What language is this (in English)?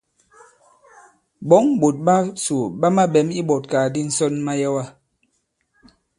Bankon